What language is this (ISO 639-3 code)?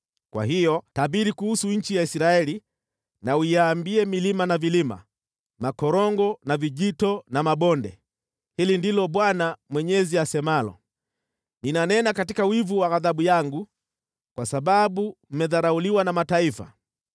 swa